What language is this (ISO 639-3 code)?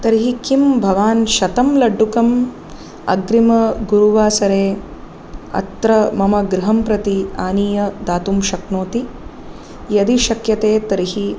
san